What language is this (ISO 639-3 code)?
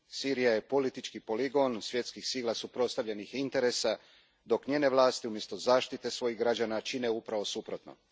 hrv